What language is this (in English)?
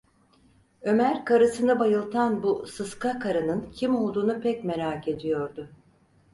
Turkish